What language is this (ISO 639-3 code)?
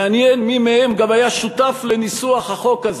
heb